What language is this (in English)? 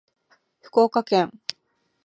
Japanese